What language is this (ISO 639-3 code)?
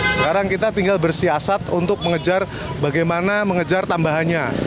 ind